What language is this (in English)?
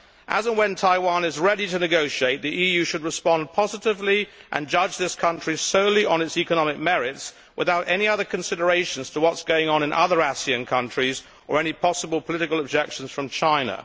English